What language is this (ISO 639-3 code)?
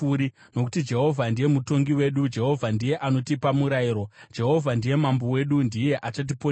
sna